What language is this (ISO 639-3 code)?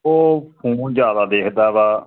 pan